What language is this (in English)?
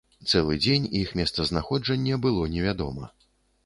Belarusian